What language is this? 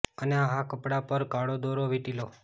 Gujarati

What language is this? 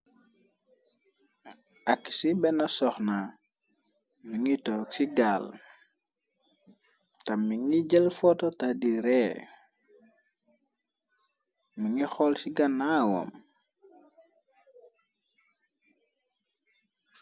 Wolof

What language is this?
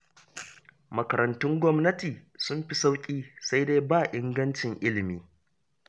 Hausa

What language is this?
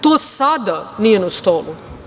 Serbian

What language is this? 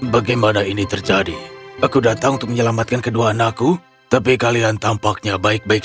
Indonesian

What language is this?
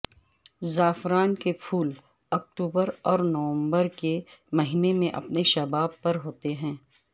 Urdu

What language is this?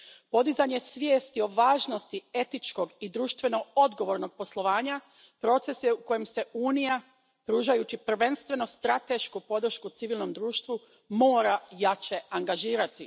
Croatian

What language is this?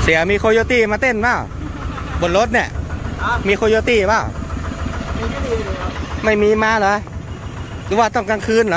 Thai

